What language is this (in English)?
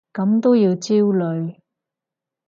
Cantonese